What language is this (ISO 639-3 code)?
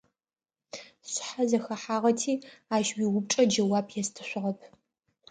ady